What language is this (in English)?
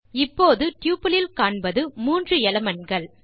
Tamil